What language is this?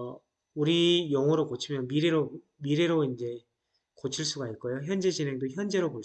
Korean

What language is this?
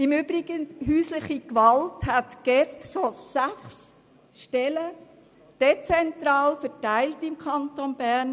Swiss German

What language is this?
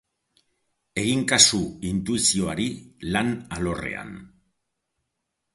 Basque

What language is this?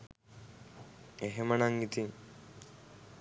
Sinhala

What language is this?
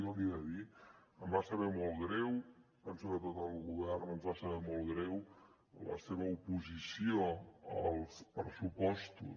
Catalan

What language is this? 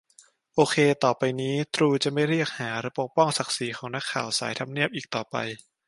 Thai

